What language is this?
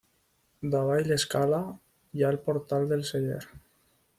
Catalan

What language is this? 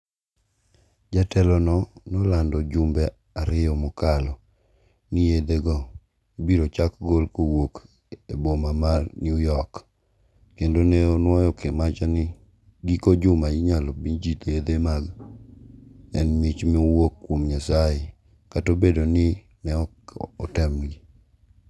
Luo (Kenya and Tanzania)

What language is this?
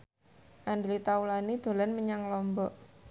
Javanese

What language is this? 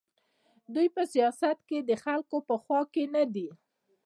Pashto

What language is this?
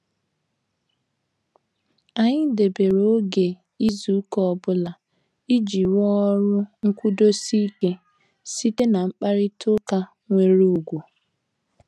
Igbo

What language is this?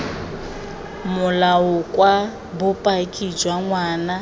Tswana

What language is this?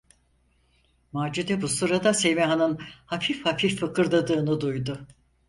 Turkish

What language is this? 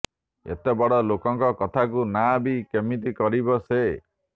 Odia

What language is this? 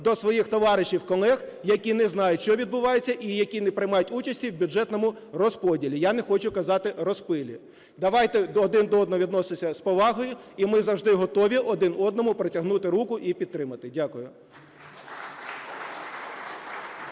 Ukrainian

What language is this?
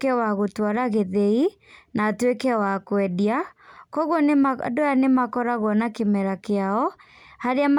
Kikuyu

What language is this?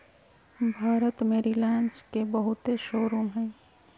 Magahi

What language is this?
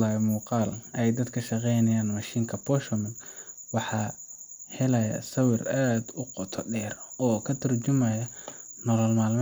Somali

